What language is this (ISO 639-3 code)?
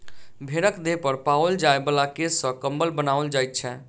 mai